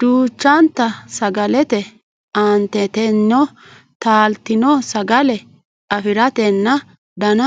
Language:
Sidamo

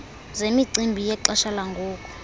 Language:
Xhosa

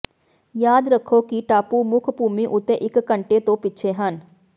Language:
Punjabi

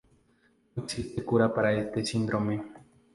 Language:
Spanish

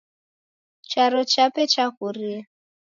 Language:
Taita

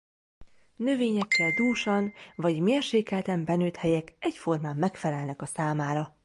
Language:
Hungarian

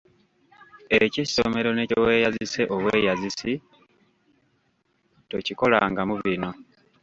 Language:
Ganda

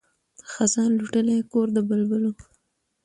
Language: Pashto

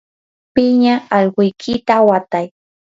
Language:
Yanahuanca Pasco Quechua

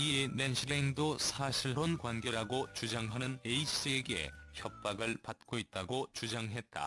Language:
Korean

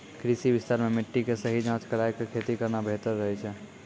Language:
Maithili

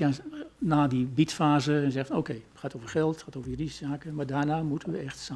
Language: Dutch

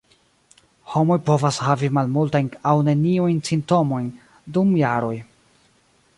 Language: Esperanto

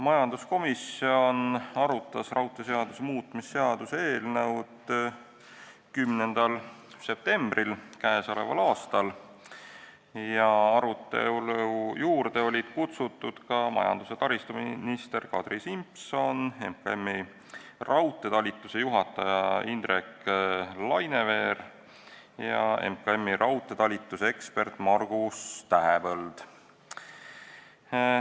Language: Estonian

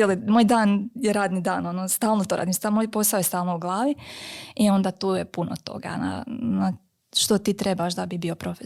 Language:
Croatian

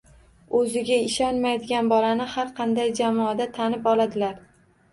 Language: Uzbek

